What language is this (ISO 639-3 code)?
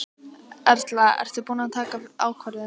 isl